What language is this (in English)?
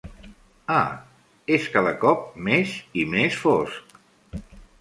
Catalan